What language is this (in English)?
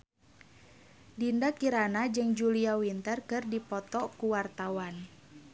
Sundanese